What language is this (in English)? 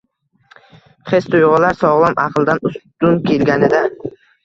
Uzbek